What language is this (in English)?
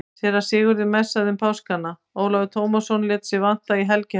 Icelandic